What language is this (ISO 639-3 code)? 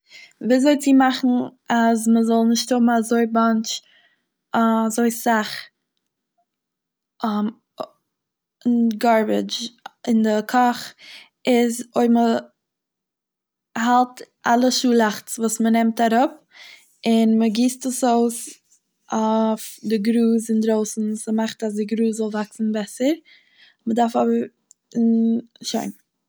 yid